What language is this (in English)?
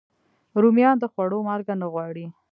Pashto